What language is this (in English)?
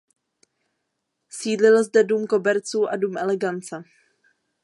Czech